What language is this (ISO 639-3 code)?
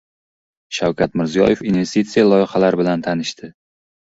uzb